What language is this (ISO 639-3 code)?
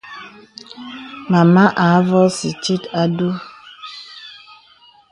beb